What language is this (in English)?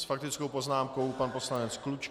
Czech